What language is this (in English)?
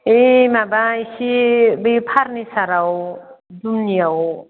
Bodo